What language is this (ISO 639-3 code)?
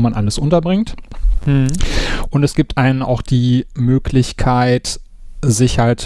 deu